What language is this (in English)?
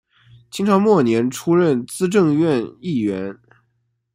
Chinese